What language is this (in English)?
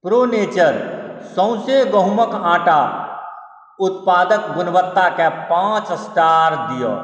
Maithili